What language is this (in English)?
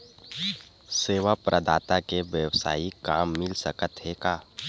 Chhattisgarhi